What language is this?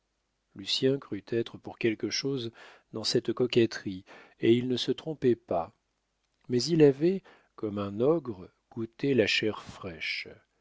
French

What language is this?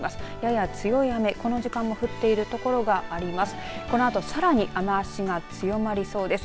Japanese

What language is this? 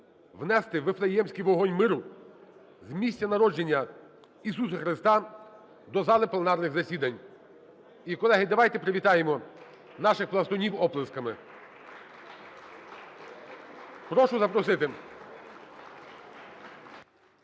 Ukrainian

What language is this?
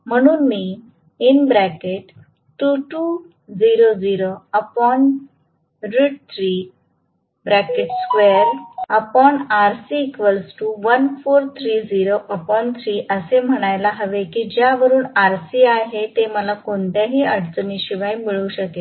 Marathi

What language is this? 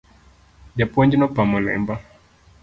Luo (Kenya and Tanzania)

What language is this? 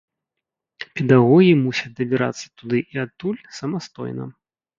Belarusian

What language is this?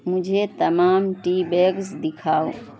Urdu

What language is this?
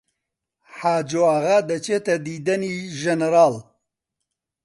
Central Kurdish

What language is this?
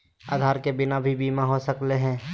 Magahi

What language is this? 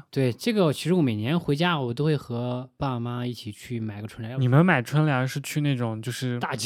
Chinese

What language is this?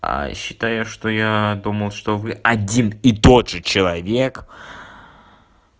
Russian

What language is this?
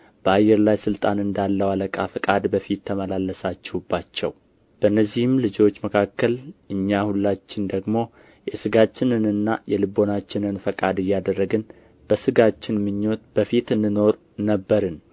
Amharic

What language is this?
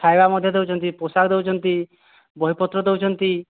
Odia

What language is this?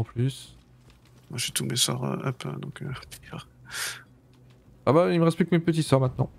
French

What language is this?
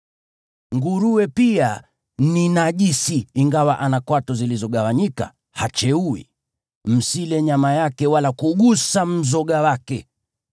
Swahili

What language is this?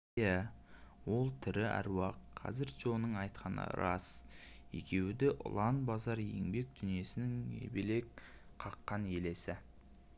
Kazakh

